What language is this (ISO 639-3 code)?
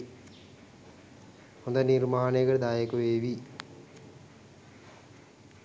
sin